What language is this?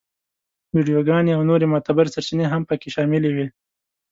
Pashto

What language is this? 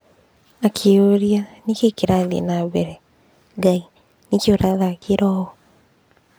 Kikuyu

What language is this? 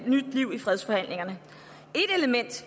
Danish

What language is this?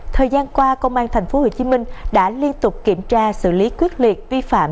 Vietnamese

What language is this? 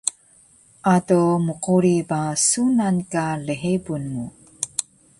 Taroko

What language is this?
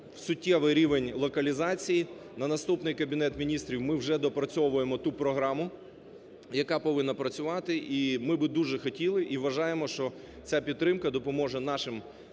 Ukrainian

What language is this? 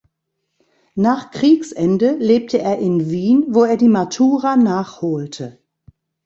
German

